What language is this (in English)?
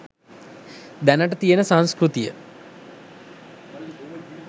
Sinhala